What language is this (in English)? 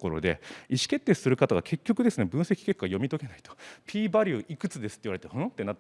Japanese